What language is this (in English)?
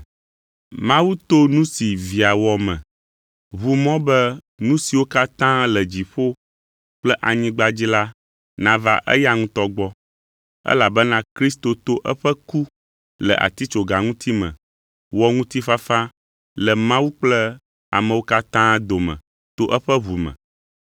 Ewe